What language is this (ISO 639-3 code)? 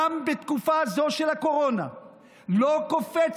heb